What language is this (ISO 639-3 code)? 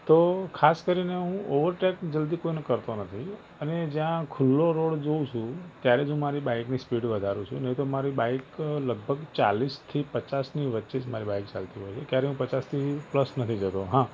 guj